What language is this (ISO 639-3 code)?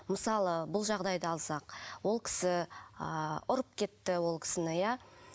kaz